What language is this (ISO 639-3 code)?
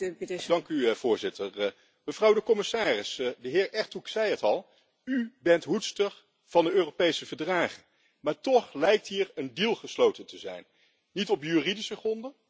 nld